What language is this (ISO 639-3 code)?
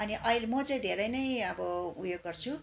nep